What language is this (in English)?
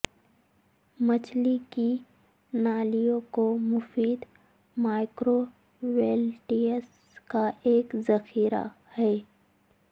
Urdu